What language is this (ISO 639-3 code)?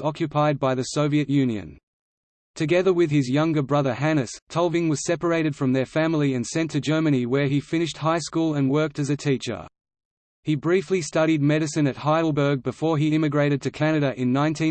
eng